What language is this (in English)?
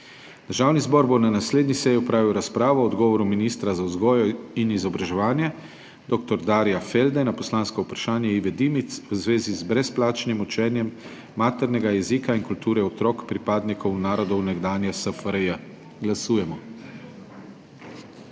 Slovenian